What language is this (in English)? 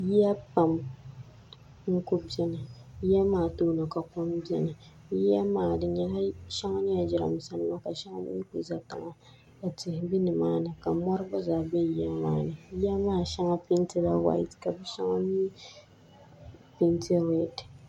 Dagbani